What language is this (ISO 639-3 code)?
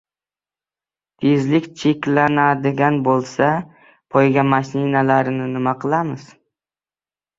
uzb